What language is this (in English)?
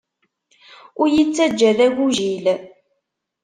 Kabyle